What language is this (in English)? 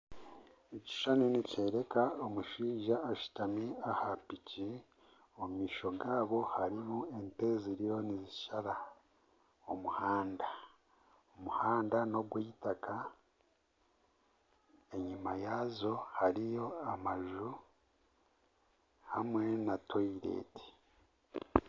Nyankole